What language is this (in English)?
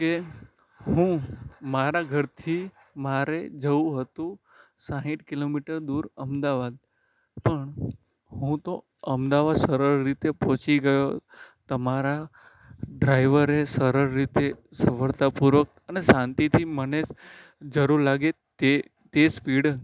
Gujarati